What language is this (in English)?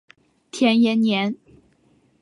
Chinese